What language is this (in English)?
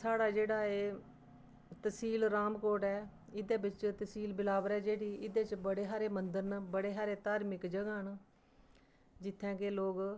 Dogri